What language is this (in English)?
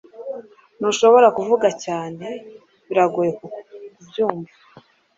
Kinyarwanda